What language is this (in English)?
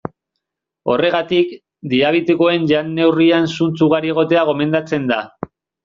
Basque